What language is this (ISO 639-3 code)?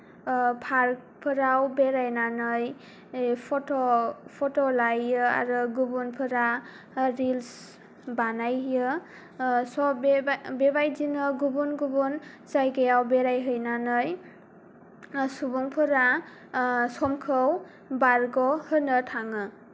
brx